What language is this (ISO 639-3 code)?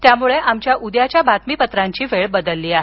mar